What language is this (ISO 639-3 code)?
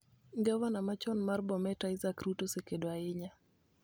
luo